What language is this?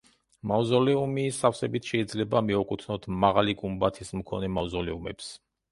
Georgian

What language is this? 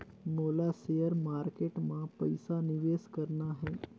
Chhattisgarhi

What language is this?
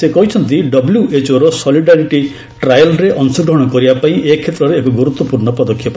Odia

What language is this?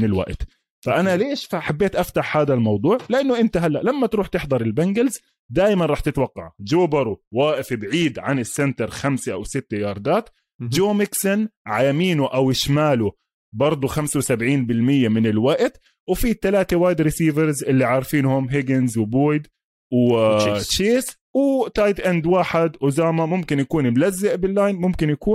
Arabic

